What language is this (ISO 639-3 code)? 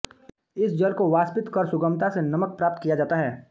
hin